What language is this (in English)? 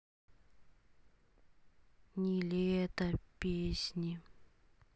Russian